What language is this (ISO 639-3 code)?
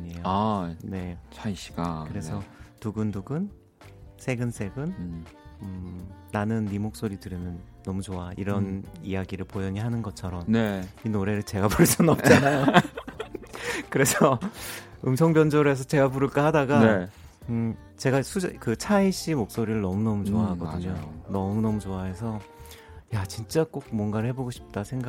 kor